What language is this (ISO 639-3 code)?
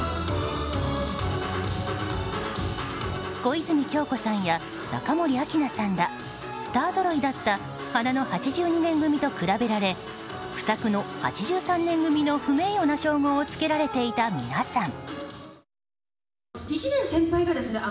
jpn